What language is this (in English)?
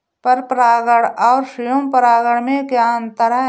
Hindi